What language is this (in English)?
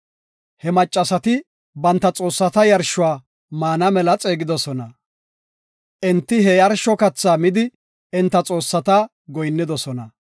Gofa